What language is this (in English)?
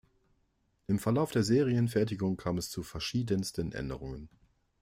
German